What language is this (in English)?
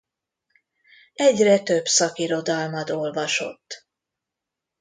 Hungarian